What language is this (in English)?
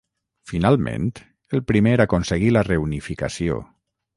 Catalan